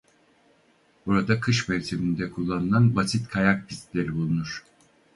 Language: Turkish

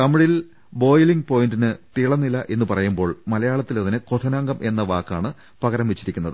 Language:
Malayalam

